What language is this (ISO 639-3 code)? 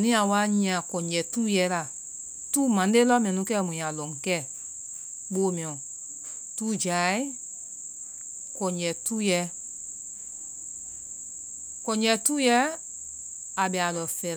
vai